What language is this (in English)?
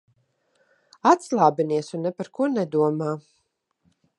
Latvian